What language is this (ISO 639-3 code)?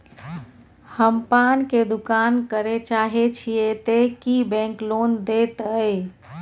mai